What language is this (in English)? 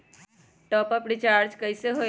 Magahi